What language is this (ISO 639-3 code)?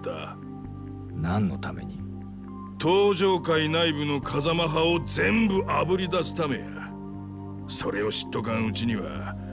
jpn